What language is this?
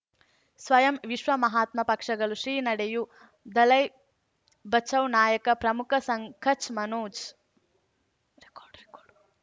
Kannada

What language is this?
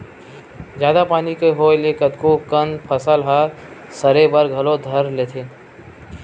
Chhattisgarhi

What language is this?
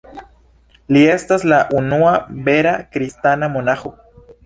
Esperanto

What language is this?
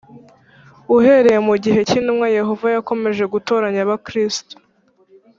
Kinyarwanda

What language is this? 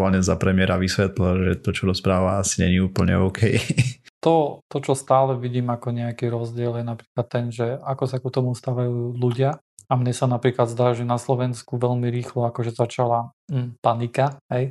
Slovak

